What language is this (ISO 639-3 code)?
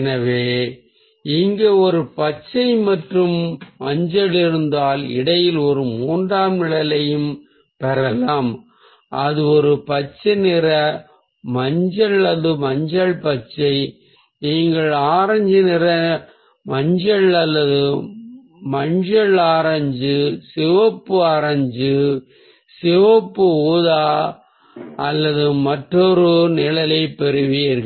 tam